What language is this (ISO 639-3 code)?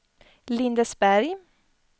swe